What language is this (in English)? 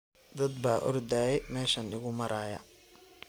Somali